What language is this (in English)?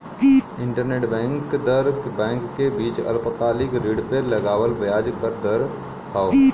Bhojpuri